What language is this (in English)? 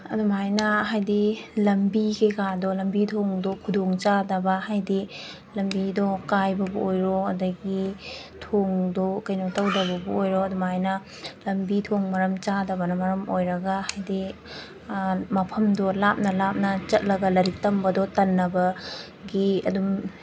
Manipuri